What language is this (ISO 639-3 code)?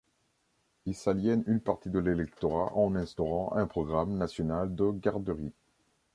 fra